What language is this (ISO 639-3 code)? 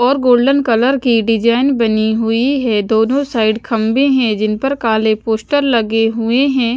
hin